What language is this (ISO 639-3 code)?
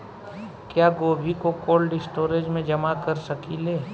bho